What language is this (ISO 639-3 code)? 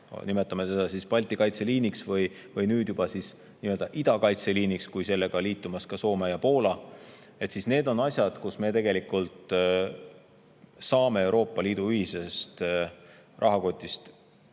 est